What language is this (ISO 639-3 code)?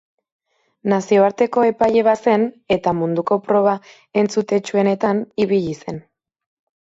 eus